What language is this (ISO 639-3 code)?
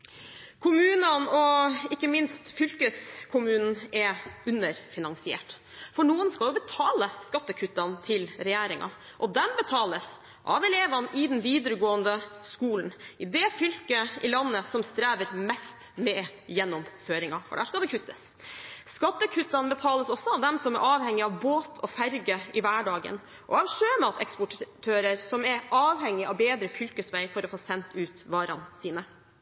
nob